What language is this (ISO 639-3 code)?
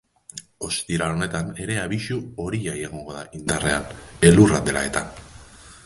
eus